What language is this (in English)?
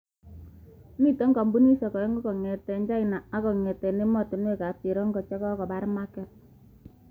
Kalenjin